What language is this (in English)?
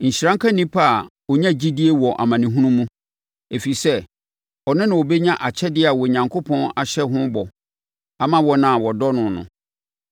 Akan